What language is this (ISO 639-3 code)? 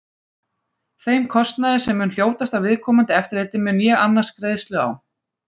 isl